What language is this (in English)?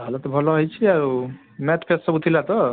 Odia